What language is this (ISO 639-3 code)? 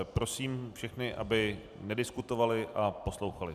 ces